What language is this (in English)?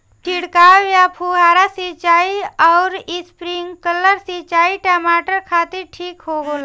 Bhojpuri